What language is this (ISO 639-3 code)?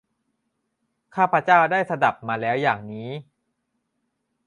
tha